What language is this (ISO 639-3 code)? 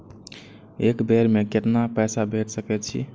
mai